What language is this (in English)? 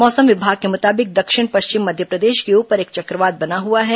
Hindi